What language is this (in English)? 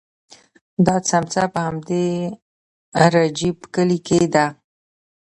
Pashto